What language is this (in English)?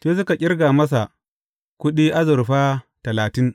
Hausa